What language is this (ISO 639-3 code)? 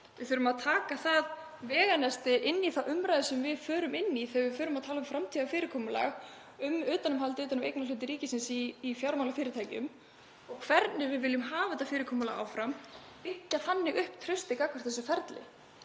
isl